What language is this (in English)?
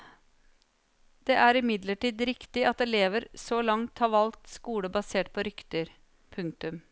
Norwegian